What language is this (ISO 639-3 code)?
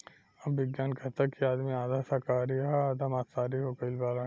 bho